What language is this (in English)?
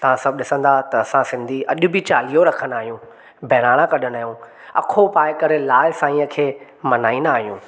Sindhi